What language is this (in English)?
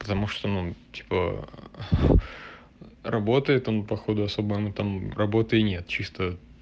Russian